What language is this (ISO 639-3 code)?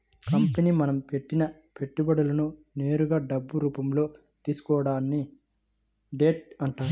tel